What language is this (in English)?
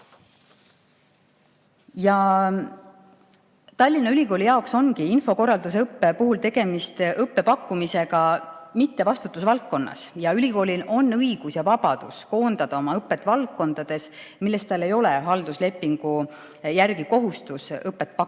Estonian